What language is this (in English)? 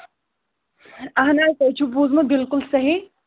Kashmiri